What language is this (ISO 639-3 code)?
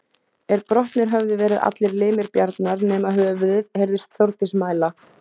isl